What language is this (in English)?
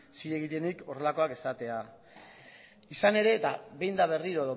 Basque